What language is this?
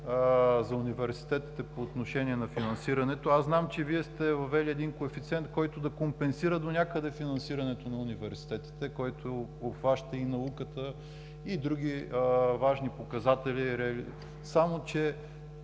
Bulgarian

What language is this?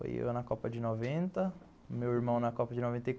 Portuguese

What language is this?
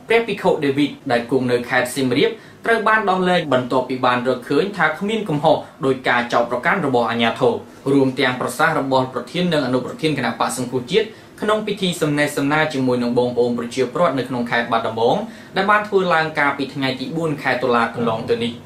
Thai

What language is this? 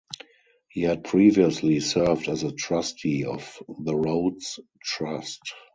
English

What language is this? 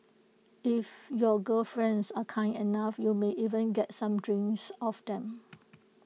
English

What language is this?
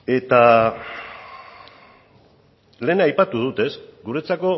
Basque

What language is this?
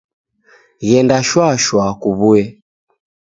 Taita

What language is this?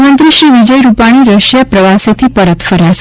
Gujarati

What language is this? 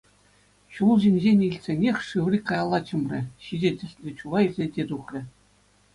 Chuvash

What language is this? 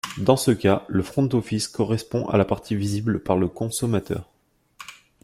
French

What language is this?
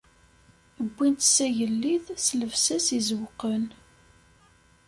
Kabyle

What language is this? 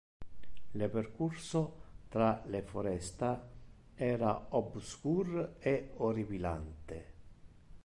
Interlingua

